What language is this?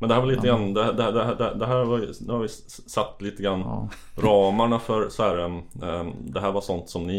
Swedish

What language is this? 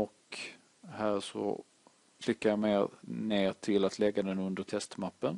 Swedish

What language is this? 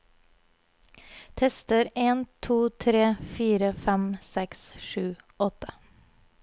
Norwegian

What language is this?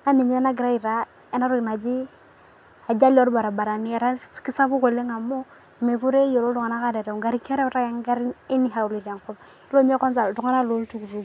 Masai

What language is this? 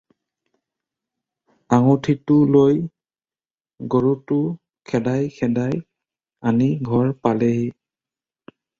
Assamese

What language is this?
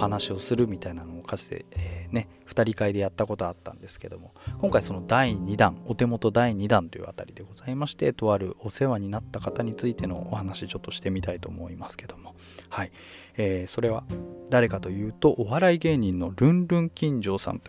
Japanese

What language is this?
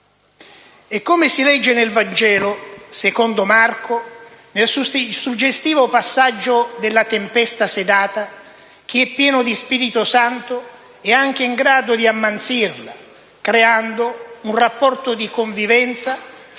Italian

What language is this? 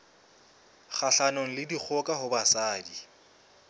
Southern Sotho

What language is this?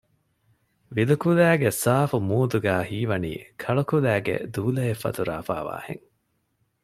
Divehi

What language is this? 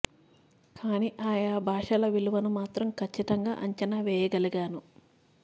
Telugu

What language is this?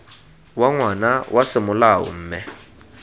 Tswana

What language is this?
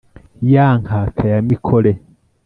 Kinyarwanda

